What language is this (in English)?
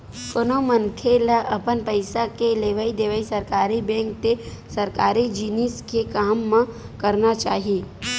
Chhattisgarhi